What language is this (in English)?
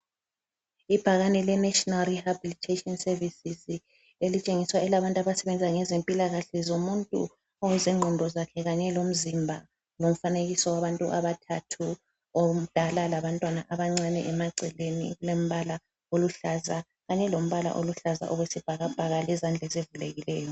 North Ndebele